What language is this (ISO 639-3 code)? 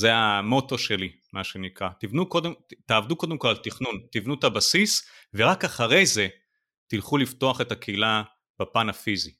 heb